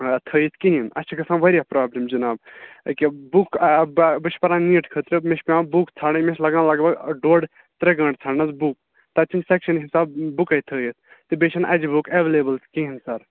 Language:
Kashmiri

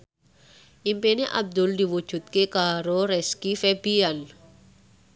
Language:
Javanese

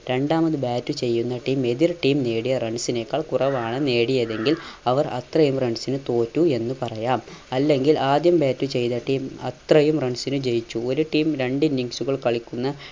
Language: Malayalam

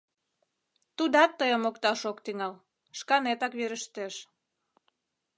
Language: Mari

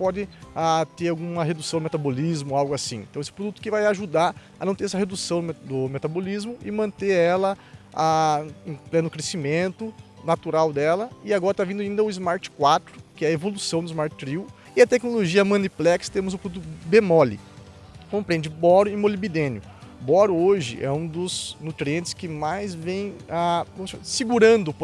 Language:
Portuguese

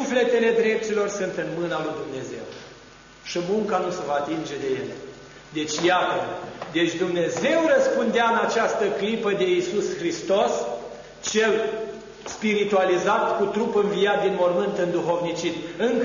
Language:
Romanian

